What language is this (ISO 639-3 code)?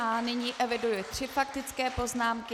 ces